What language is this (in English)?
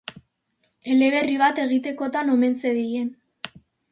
Basque